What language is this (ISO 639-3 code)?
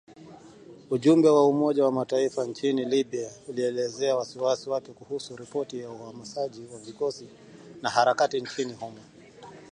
swa